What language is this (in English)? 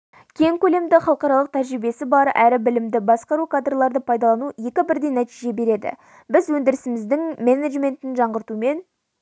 Kazakh